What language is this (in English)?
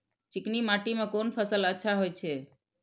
Maithili